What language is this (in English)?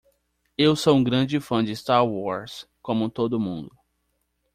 Portuguese